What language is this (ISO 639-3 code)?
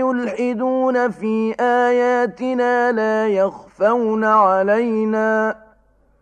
ara